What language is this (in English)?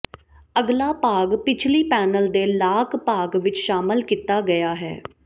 Punjabi